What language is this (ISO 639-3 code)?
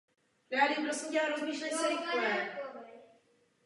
ces